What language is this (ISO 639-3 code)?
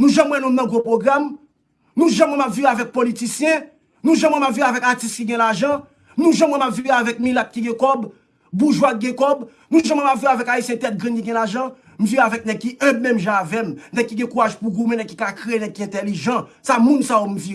fra